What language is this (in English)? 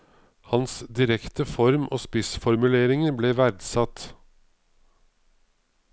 Norwegian